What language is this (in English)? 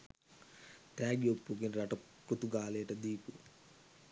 Sinhala